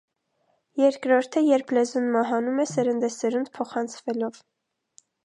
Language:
Armenian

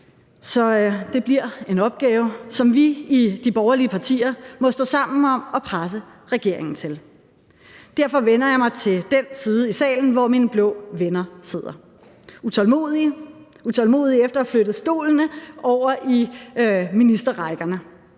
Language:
Danish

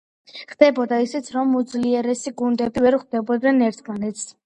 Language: Georgian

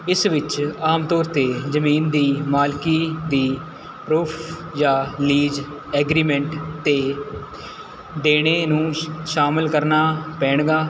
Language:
Punjabi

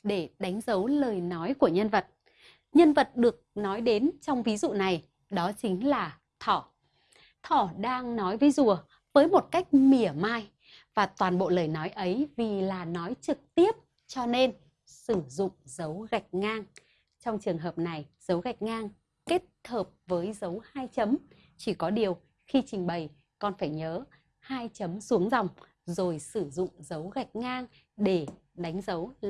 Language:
Vietnamese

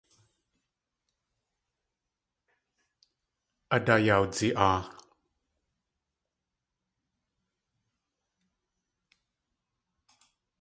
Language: Tlingit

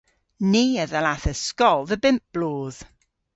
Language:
Cornish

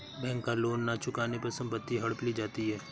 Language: Hindi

